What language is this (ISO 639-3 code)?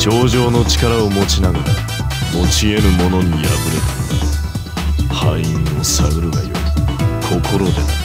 jpn